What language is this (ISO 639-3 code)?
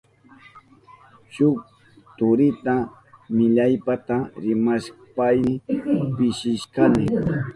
qup